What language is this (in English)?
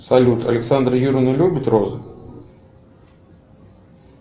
Russian